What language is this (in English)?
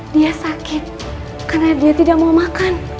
Indonesian